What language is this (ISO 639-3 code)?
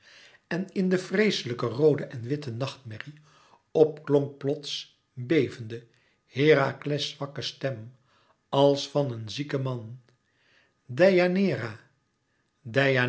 nld